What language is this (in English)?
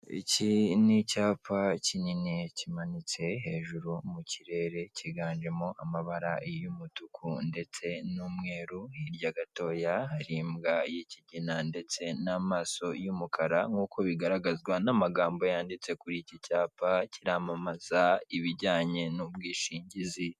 Kinyarwanda